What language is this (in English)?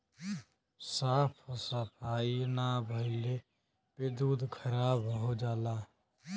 Bhojpuri